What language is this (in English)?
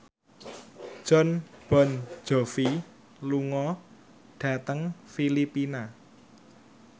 Javanese